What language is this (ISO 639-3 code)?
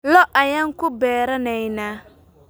som